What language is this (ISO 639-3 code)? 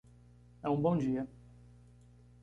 por